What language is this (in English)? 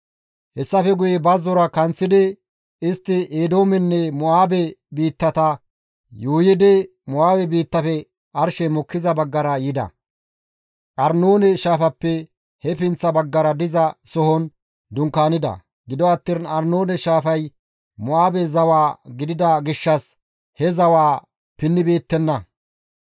Gamo